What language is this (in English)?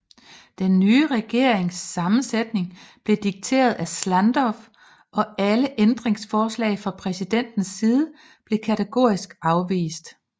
Danish